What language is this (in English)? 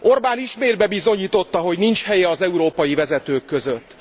Hungarian